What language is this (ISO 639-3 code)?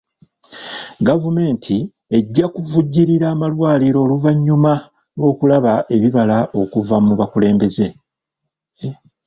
lug